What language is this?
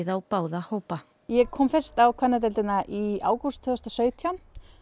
Icelandic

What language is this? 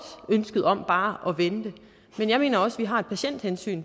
Danish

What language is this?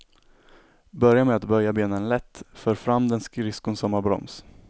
Swedish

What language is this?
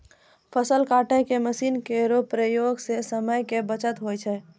Maithili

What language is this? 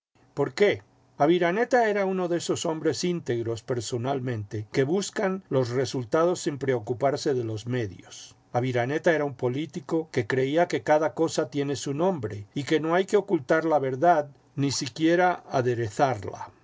Spanish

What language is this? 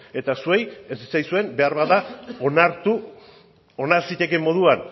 Basque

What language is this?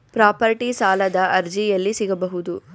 Kannada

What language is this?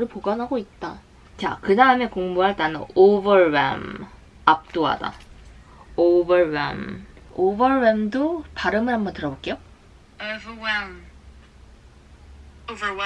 Korean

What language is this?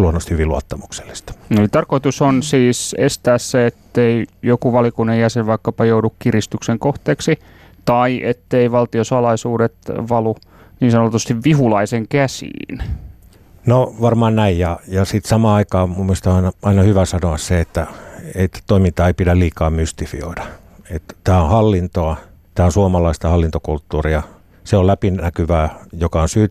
Finnish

